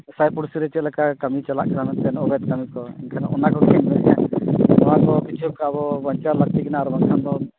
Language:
Santali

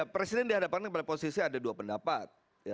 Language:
Indonesian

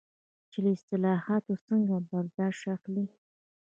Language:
Pashto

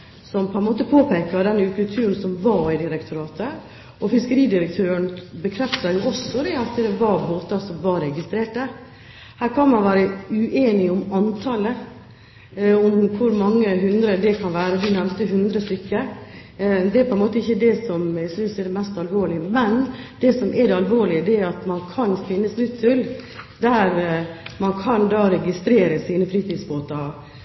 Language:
Norwegian Bokmål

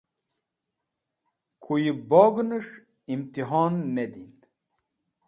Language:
Wakhi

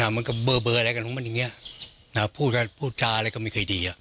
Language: Thai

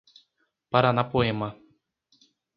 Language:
Portuguese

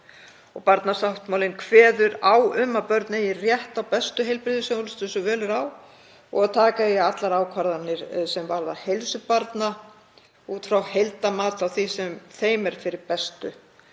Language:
Icelandic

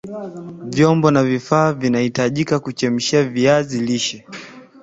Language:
Swahili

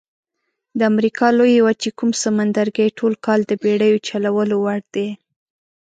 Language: Pashto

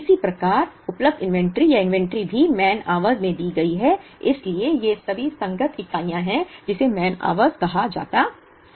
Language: Hindi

